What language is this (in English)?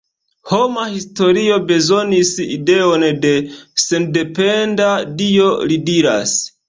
Esperanto